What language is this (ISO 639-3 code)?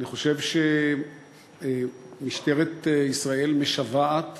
heb